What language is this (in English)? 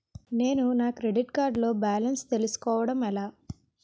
Telugu